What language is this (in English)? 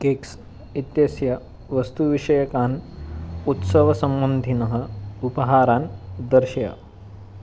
Sanskrit